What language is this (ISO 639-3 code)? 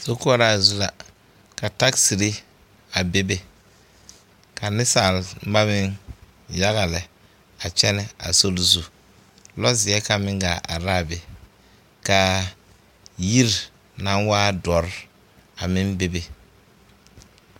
dga